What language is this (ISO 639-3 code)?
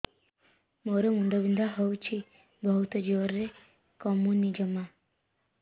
ori